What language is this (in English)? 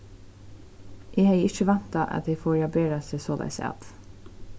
Faroese